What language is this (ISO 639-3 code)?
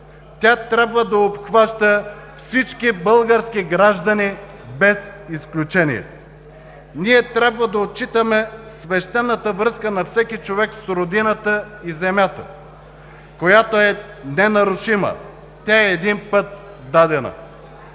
bul